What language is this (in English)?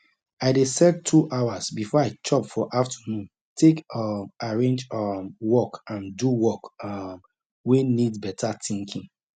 Nigerian Pidgin